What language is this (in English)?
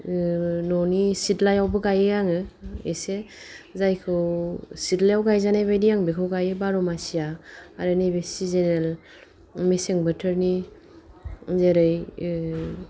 Bodo